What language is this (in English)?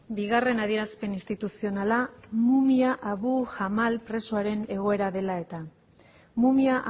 Basque